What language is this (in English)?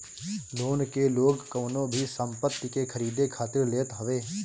Bhojpuri